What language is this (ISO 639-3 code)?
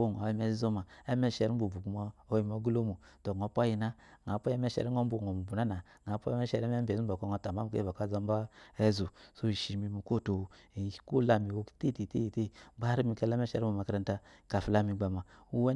afo